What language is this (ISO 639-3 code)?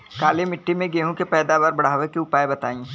bho